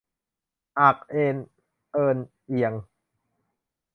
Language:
Thai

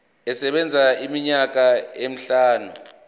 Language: Zulu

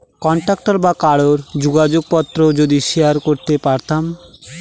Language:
Bangla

